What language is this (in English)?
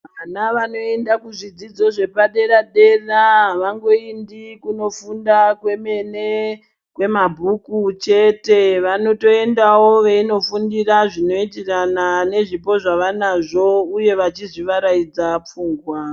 Ndau